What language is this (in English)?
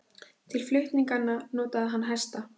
Icelandic